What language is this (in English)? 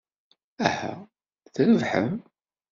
Kabyle